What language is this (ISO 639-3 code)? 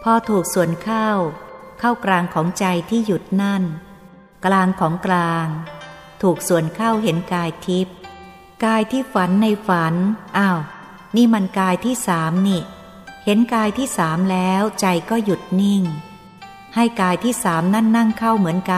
tha